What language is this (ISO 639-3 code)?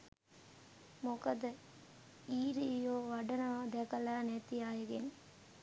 sin